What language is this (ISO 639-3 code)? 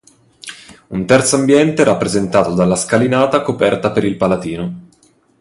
ita